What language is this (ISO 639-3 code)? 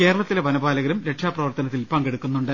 mal